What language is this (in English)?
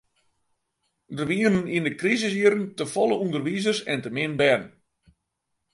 Western Frisian